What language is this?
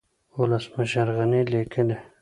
Pashto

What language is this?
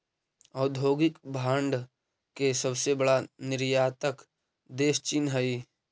Magahi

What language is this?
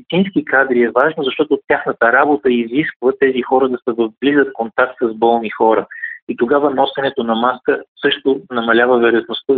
Bulgarian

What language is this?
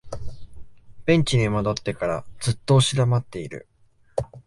Japanese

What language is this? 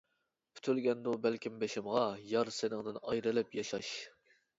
Uyghur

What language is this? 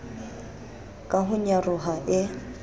Southern Sotho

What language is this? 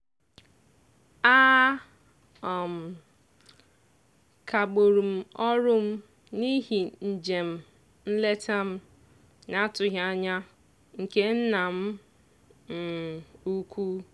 Igbo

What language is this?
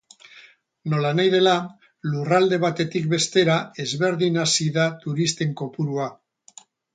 Basque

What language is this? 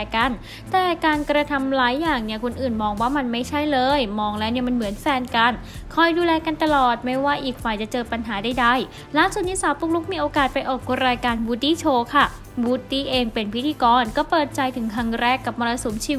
Thai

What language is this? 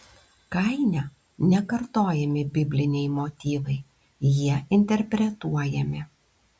Lithuanian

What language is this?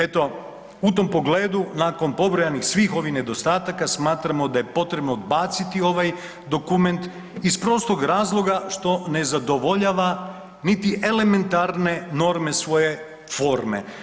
Croatian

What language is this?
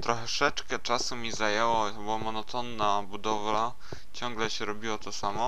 Polish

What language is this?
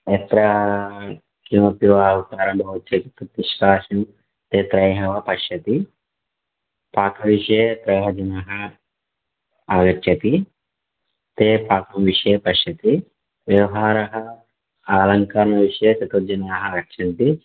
Sanskrit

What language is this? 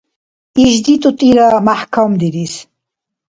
Dargwa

